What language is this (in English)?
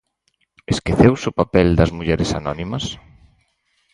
Galician